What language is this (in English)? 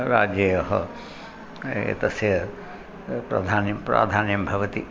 Sanskrit